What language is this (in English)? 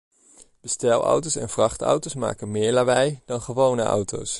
Dutch